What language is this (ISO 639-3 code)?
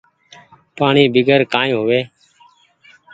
gig